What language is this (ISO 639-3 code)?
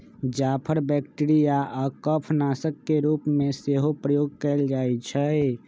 mag